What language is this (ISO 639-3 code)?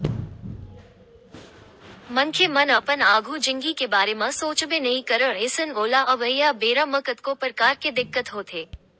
hne